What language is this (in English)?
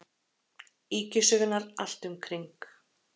Icelandic